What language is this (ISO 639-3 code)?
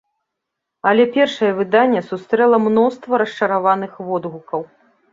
bel